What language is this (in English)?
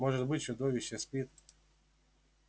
Russian